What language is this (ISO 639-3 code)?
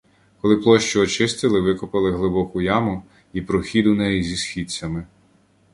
ukr